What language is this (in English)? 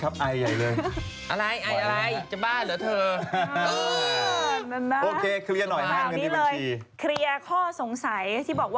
Thai